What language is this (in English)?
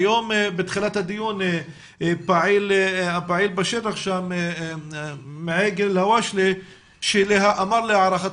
Hebrew